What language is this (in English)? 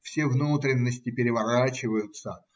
Russian